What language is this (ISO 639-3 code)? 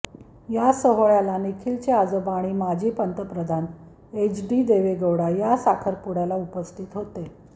mar